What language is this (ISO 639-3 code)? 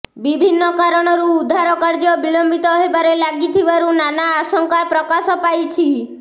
ori